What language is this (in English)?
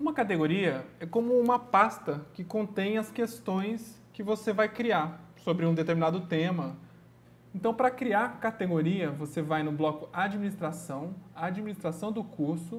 Portuguese